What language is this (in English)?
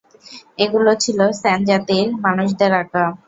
Bangla